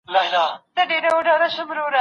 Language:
Pashto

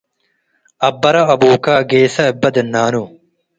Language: Tigre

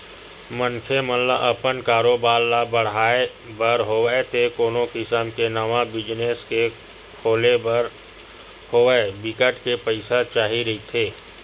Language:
Chhattisgarhi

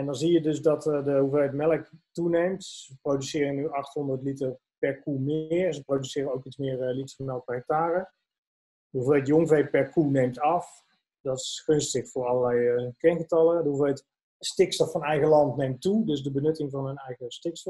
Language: Dutch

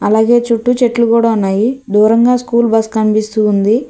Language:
Telugu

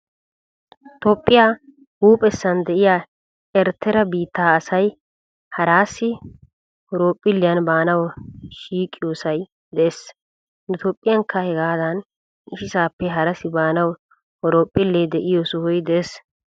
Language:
Wolaytta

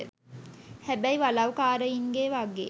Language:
Sinhala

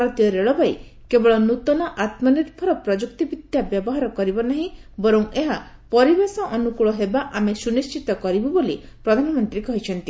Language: Odia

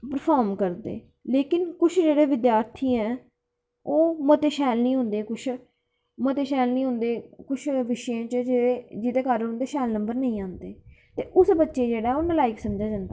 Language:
Dogri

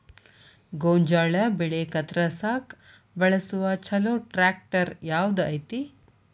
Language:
Kannada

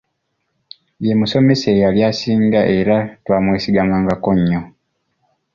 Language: Ganda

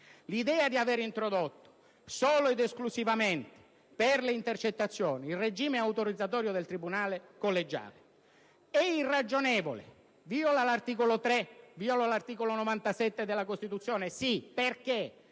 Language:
Italian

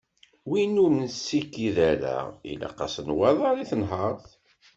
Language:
Kabyle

